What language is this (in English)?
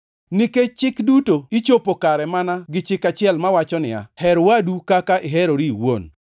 Luo (Kenya and Tanzania)